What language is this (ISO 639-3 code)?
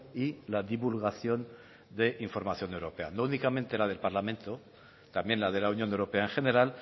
spa